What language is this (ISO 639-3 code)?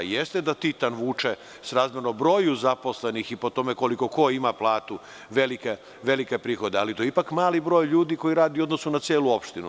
srp